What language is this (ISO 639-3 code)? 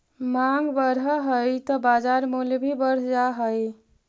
mag